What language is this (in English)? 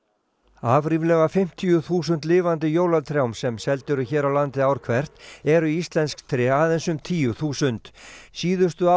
Icelandic